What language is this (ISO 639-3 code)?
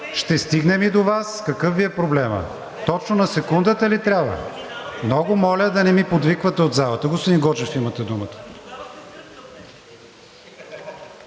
bul